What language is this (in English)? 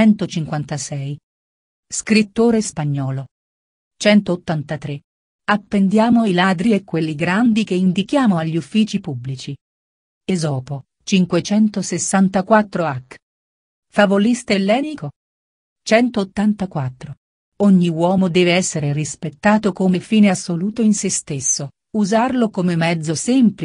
Italian